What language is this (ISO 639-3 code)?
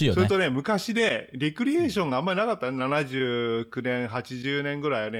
jpn